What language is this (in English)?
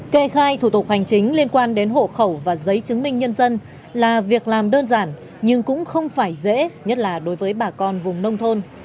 Vietnamese